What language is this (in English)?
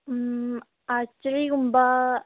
Manipuri